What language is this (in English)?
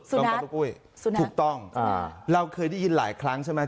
Thai